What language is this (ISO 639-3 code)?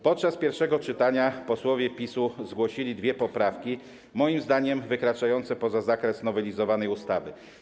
pol